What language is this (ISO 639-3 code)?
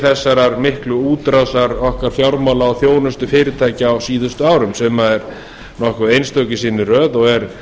isl